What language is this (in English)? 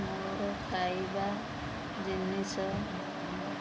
Odia